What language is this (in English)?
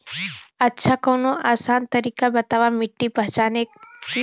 Bhojpuri